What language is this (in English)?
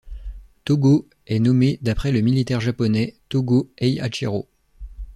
French